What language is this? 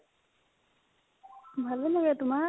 Assamese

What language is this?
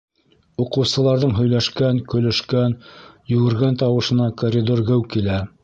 Bashkir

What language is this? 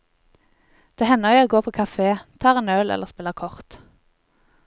Norwegian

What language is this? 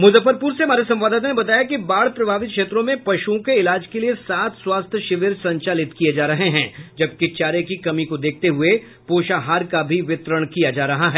Hindi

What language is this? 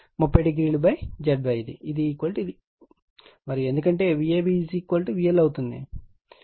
Telugu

